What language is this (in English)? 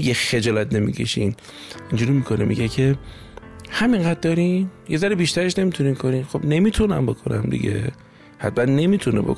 Persian